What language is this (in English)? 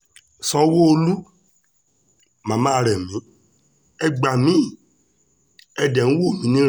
Yoruba